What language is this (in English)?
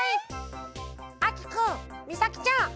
Japanese